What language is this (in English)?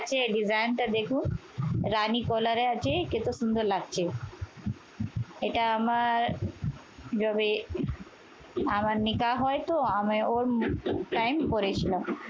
Bangla